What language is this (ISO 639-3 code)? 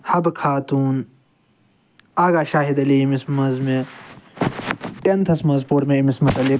kas